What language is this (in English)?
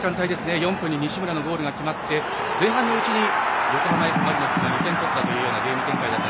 Japanese